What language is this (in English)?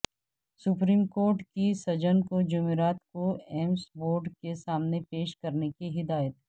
Urdu